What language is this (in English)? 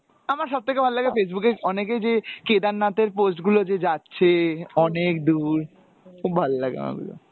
Bangla